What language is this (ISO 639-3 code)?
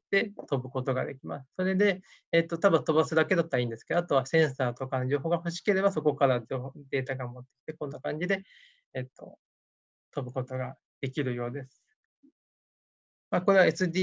jpn